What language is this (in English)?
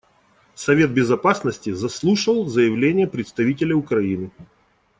Russian